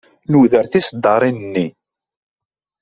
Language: Kabyle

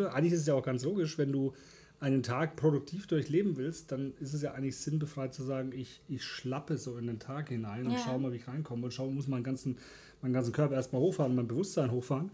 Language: German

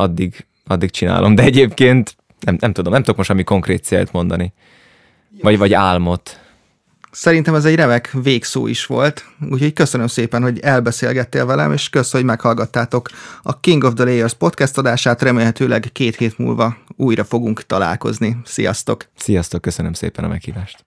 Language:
Hungarian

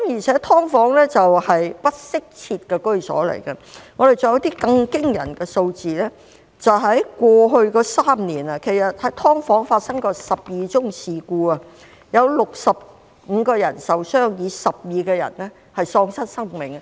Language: Cantonese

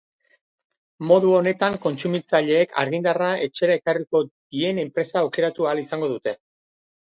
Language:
Basque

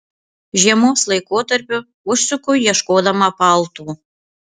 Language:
Lithuanian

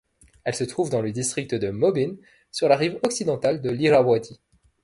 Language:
French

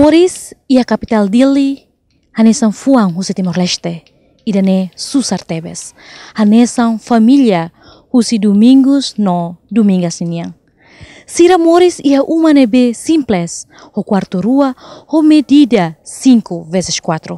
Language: Indonesian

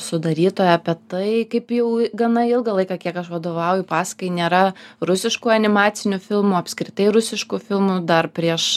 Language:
Lithuanian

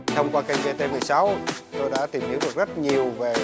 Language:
Vietnamese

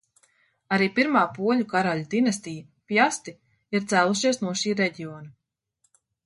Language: Latvian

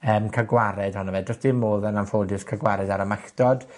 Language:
Welsh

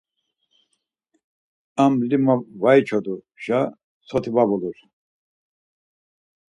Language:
Laz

